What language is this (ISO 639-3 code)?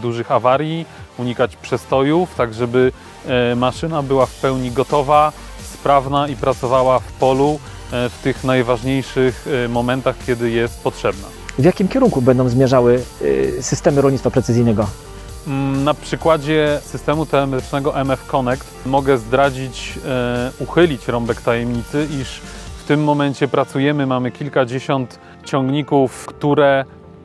pol